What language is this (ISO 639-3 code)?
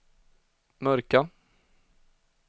swe